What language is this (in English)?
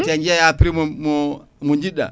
Fula